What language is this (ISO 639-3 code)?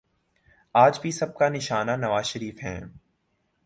urd